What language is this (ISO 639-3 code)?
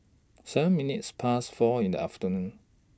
eng